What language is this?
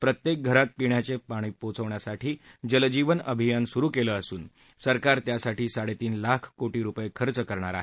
Marathi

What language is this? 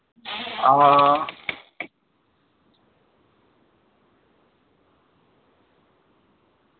Dogri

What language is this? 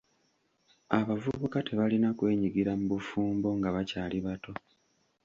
Ganda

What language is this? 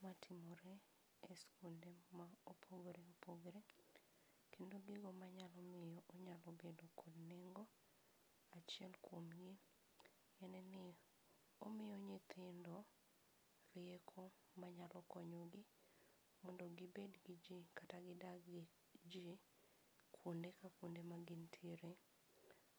Luo (Kenya and Tanzania)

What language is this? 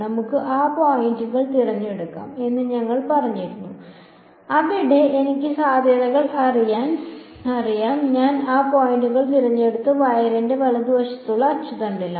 Malayalam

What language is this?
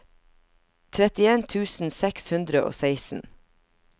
Norwegian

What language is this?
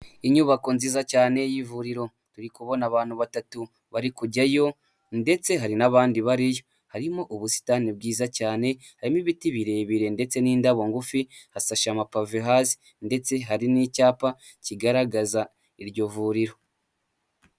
Kinyarwanda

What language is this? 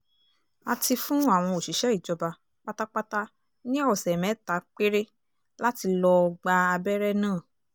Yoruba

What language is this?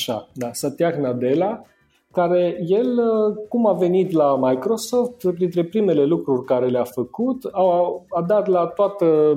Romanian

